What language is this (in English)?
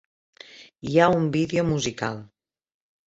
Catalan